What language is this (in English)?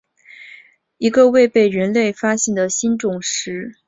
Chinese